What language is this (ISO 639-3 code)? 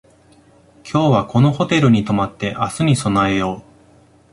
jpn